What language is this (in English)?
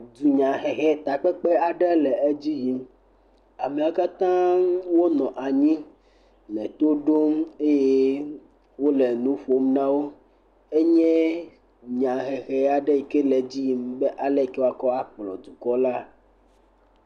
Ewe